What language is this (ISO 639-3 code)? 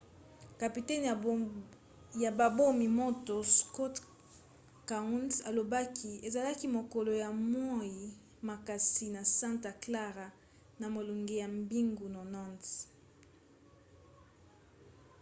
lin